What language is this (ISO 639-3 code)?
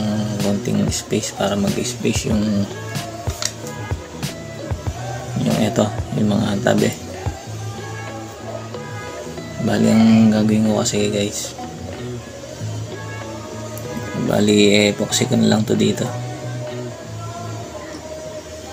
fil